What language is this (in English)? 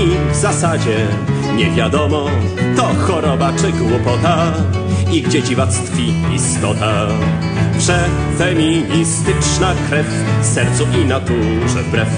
Polish